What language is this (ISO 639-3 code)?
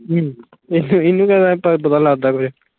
pan